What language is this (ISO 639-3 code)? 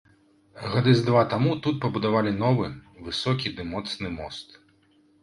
bel